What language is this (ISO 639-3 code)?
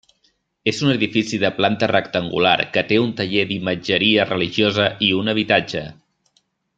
cat